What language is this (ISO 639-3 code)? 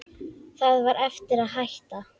isl